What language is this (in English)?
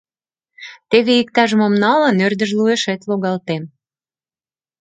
Mari